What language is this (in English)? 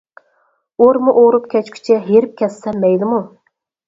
Uyghur